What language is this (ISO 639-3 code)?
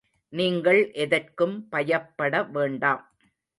tam